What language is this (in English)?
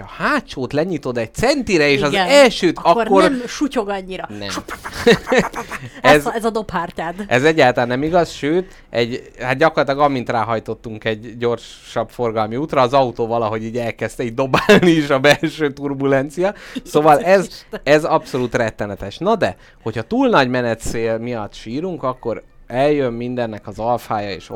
Hungarian